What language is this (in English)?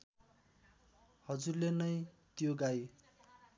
Nepali